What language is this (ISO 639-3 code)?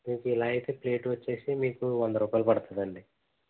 tel